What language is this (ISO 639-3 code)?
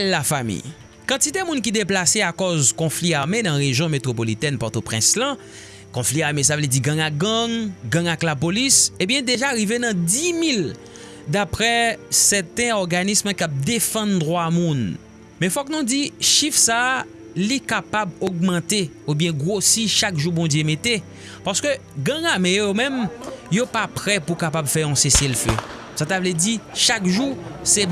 fra